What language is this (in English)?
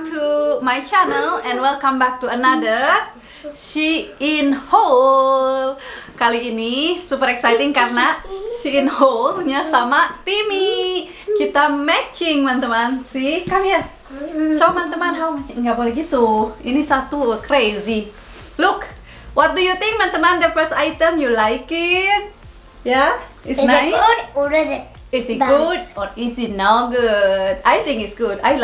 Indonesian